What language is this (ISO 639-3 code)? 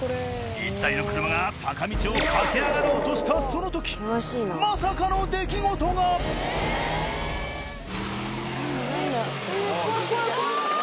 jpn